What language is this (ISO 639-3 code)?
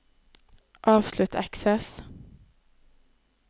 nor